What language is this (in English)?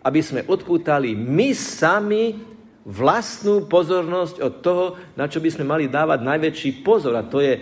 Slovak